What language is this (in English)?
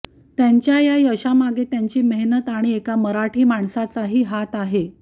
Marathi